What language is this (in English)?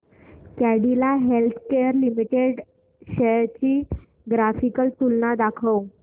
Marathi